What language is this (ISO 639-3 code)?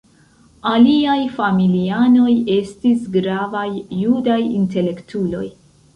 epo